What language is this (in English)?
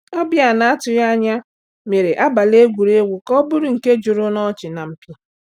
Igbo